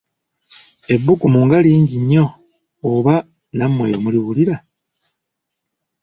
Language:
Ganda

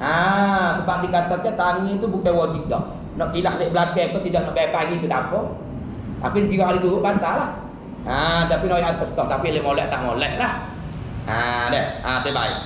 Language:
Malay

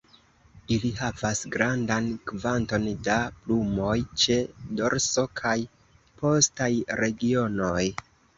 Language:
Esperanto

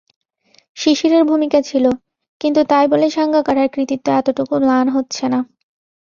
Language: Bangla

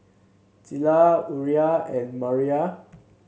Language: English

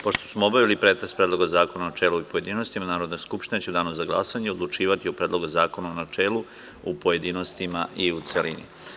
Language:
Serbian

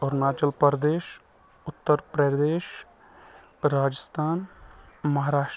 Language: Kashmiri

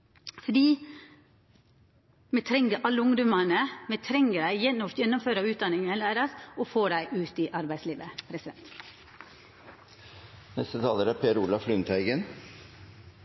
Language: Norwegian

